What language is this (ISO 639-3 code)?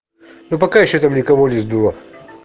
rus